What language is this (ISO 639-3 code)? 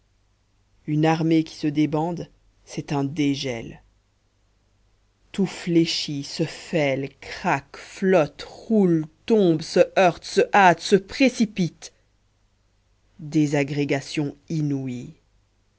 fra